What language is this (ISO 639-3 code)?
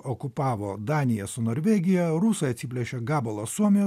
lit